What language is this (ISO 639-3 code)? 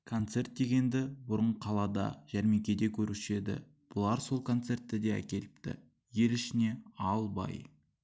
kaz